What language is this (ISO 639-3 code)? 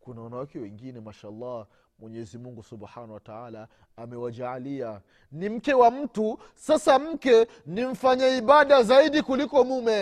swa